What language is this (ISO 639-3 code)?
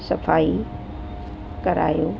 snd